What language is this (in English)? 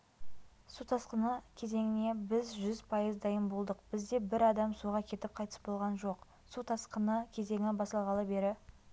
Kazakh